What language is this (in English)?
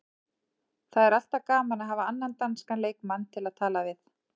Icelandic